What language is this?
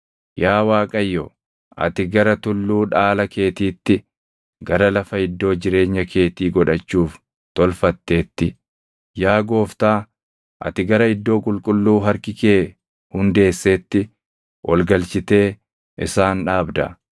Oromo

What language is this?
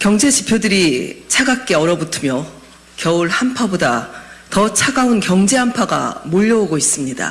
Korean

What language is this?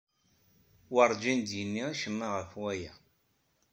Kabyle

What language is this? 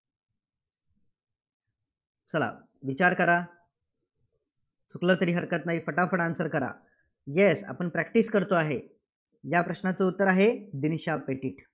Marathi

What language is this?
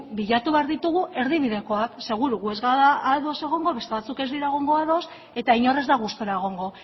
Basque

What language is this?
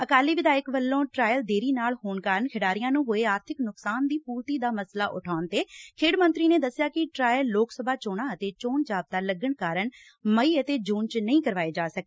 Punjabi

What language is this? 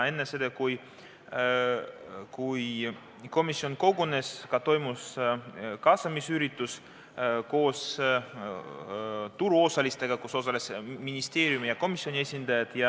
Estonian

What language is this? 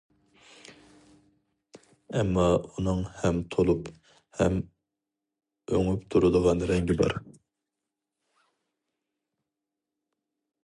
Uyghur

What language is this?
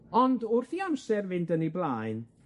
Welsh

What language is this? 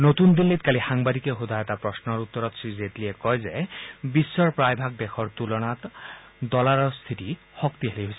Assamese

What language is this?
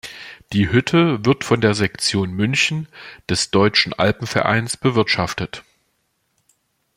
German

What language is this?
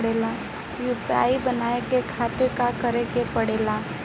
Bhojpuri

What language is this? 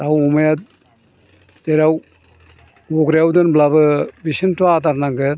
Bodo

